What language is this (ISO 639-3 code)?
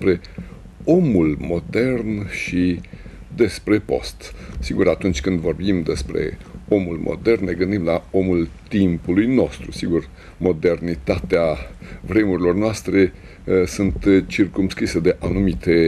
ron